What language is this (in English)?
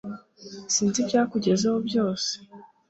Kinyarwanda